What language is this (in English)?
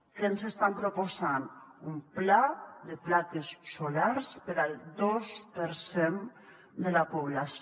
Catalan